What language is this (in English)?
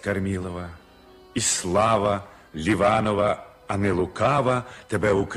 Ukrainian